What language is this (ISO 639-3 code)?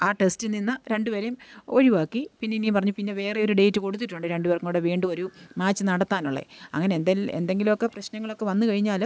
mal